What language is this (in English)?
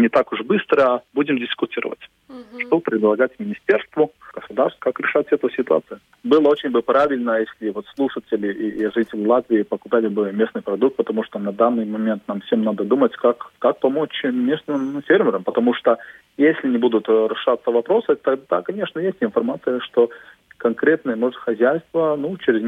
Russian